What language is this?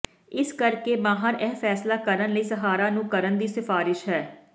Punjabi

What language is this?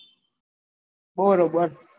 Gujarati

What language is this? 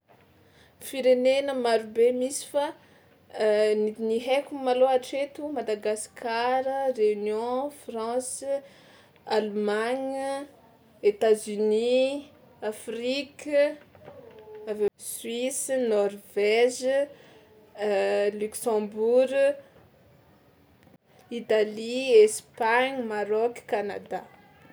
Tsimihety Malagasy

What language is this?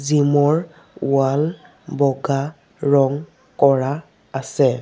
Assamese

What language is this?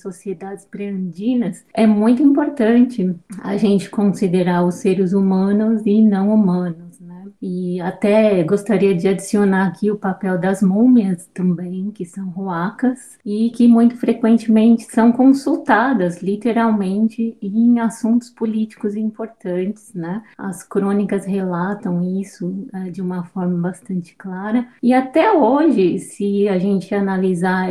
Portuguese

